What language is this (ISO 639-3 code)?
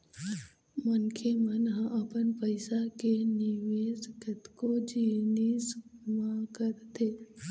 hne